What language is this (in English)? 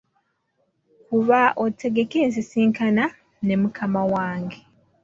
Ganda